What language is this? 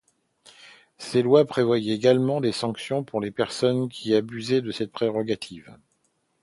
French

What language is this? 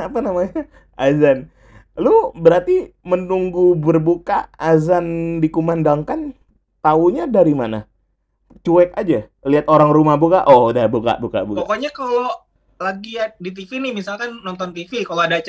Indonesian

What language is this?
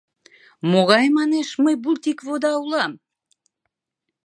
Mari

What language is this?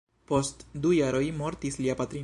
Esperanto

